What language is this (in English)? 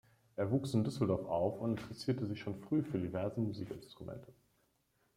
German